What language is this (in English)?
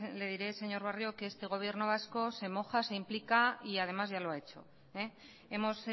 Spanish